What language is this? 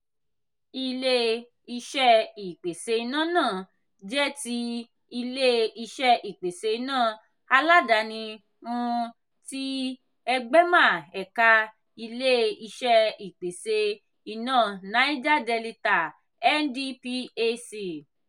Yoruba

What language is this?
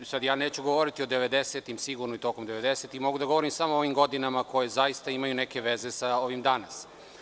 Serbian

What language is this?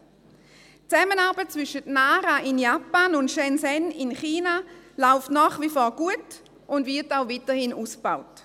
Swiss German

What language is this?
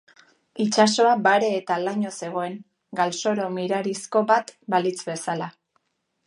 Basque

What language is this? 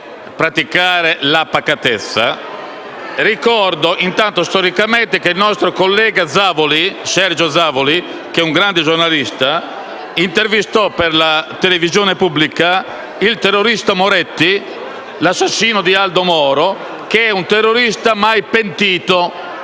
Italian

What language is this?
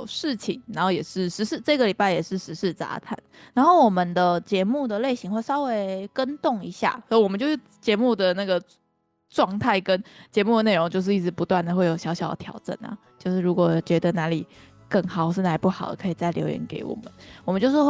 Chinese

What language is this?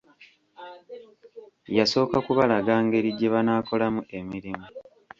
Ganda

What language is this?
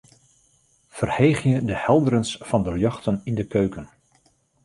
Western Frisian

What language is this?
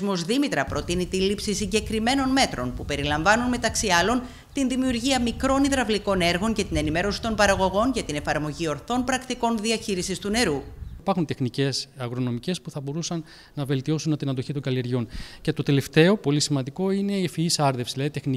Greek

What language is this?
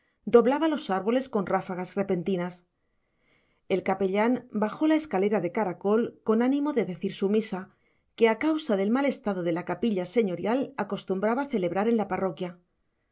Spanish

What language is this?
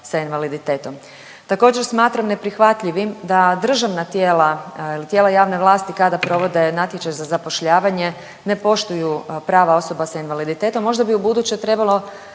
Croatian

